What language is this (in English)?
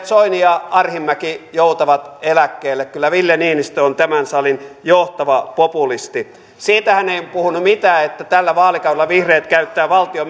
Finnish